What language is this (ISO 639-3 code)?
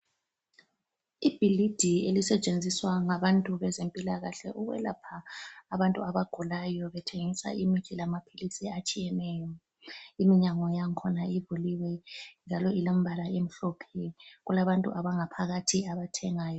nde